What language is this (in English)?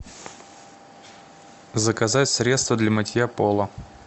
Russian